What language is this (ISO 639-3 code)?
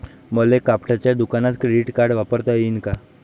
mar